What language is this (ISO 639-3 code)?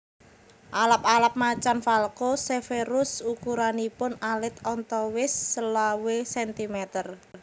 jav